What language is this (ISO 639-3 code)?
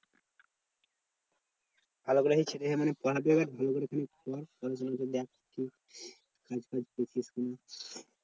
ben